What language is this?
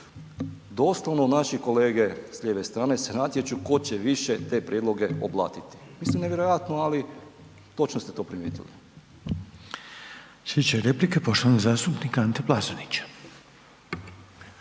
Croatian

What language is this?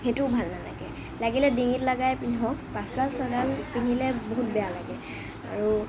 Assamese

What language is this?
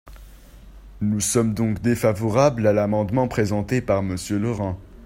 French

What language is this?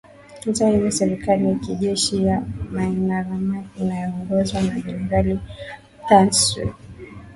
Swahili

